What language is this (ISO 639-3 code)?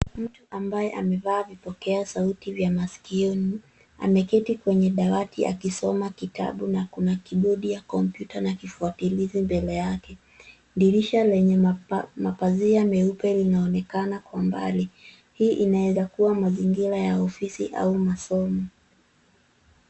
swa